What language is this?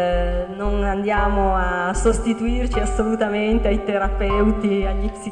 Italian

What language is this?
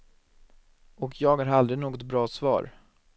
Swedish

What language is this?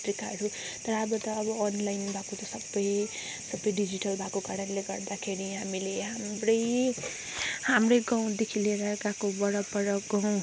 Nepali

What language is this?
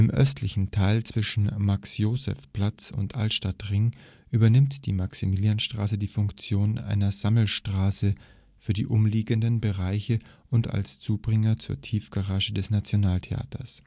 German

